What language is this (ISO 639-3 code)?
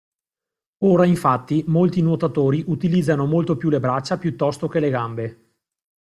ita